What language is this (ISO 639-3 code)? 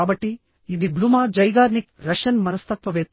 tel